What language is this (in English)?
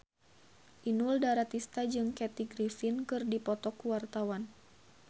Sundanese